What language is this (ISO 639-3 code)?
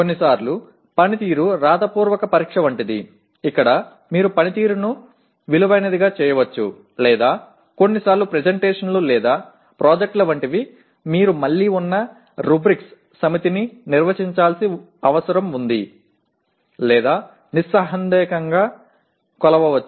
tel